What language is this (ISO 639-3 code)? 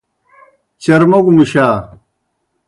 plk